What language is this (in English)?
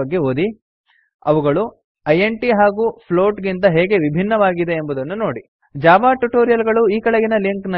Italian